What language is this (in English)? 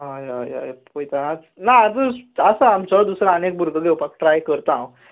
Konkani